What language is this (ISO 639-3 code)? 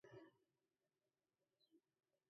ckb